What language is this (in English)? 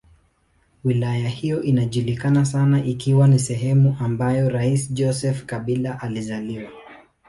Swahili